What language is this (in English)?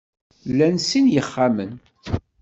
Kabyle